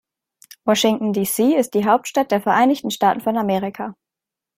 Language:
German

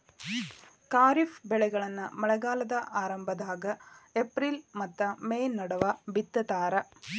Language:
Kannada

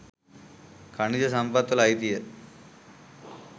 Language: Sinhala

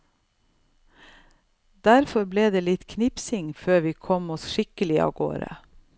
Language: Norwegian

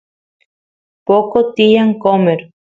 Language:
Santiago del Estero Quichua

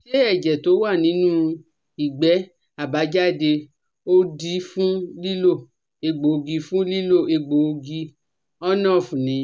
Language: Yoruba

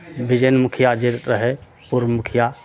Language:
Maithili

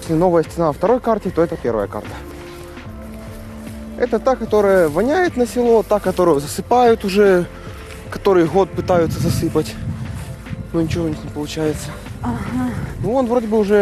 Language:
Ukrainian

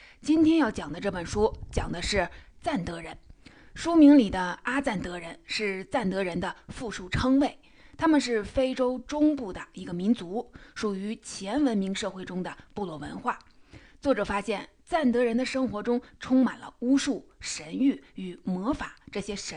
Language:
Chinese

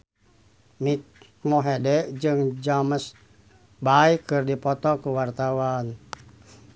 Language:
Sundanese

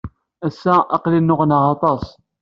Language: Kabyle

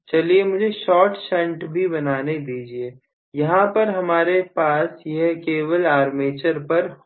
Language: Hindi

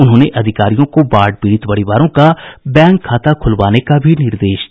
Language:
Hindi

